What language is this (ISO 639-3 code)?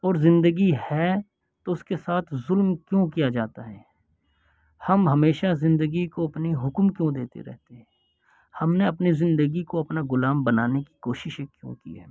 urd